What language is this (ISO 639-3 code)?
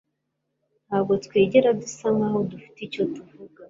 kin